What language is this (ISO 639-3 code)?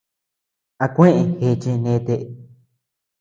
cux